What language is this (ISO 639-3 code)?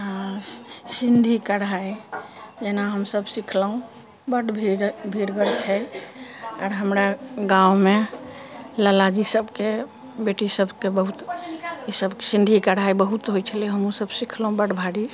mai